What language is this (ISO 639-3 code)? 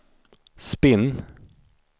swe